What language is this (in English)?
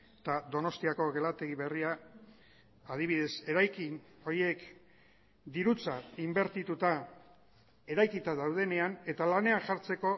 Basque